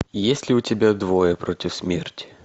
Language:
Russian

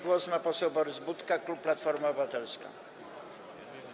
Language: Polish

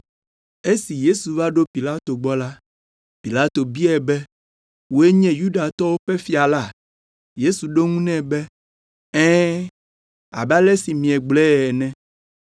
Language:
Ewe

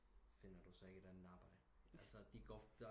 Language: Danish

